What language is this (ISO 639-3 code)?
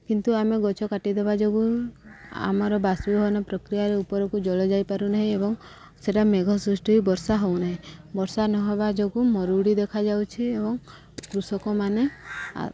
ori